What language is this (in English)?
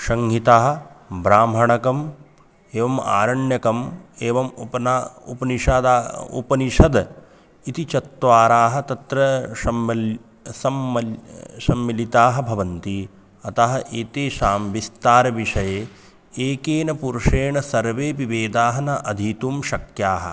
Sanskrit